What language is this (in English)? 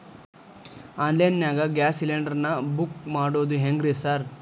Kannada